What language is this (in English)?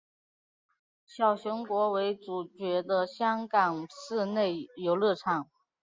Chinese